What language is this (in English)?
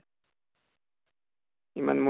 Assamese